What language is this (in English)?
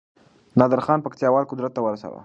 Pashto